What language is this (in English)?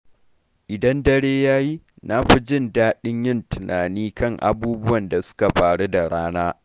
Hausa